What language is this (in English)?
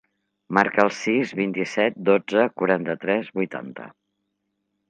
Catalan